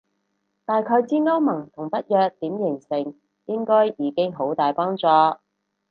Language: Cantonese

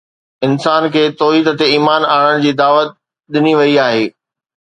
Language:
Sindhi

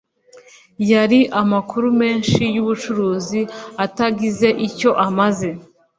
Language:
Kinyarwanda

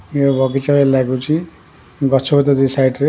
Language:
Odia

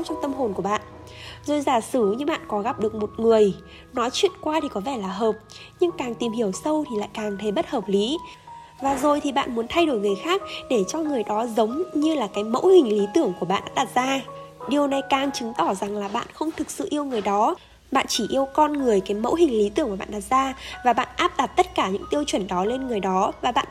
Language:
Vietnamese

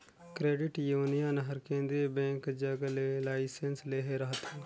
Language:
Chhattisgarhi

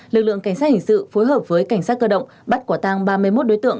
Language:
Vietnamese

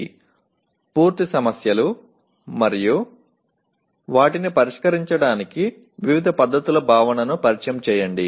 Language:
Telugu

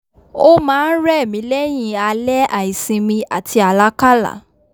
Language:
Yoruba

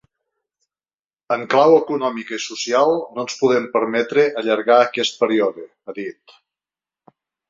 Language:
Catalan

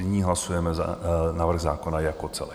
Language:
Czech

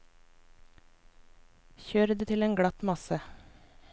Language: Norwegian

